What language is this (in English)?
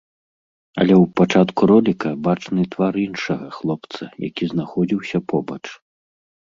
Belarusian